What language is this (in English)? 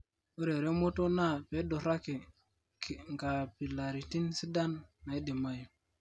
Masai